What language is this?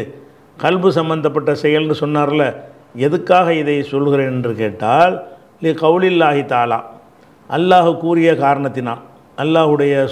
Italian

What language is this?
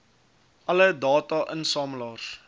Afrikaans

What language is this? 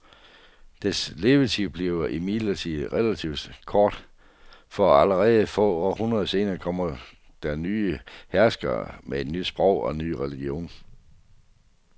Danish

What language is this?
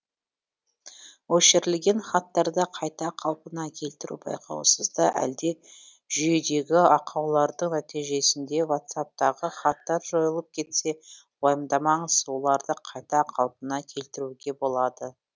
Kazakh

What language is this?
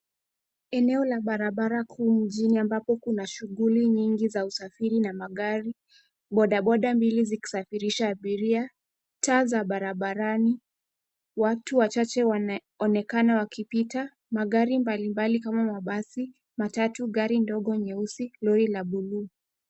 Swahili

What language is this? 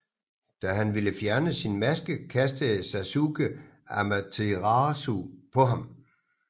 Danish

